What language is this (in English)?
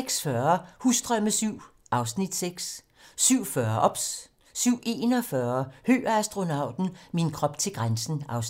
Danish